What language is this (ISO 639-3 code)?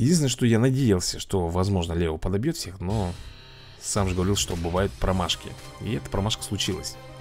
rus